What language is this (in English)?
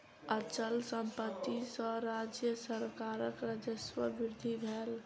Maithili